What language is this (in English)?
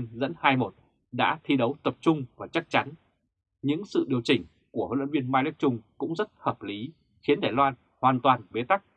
Vietnamese